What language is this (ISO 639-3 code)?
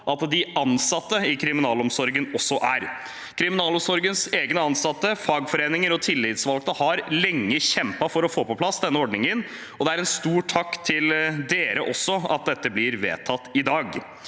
nor